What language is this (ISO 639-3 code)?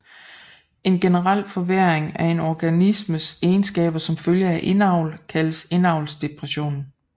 dan